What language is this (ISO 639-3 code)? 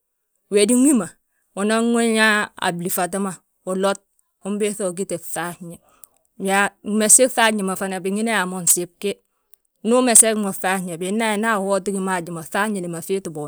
bjt